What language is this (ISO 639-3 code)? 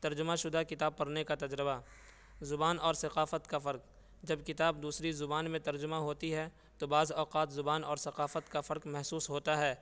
urd